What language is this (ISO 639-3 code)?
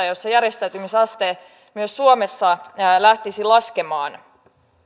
fin